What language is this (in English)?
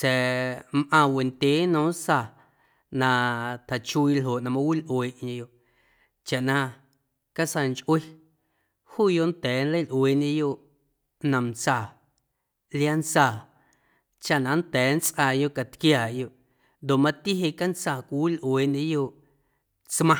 Guerrero Amuzgo